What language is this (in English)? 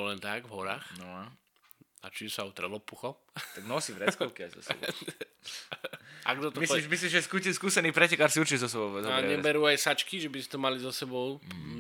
Slovak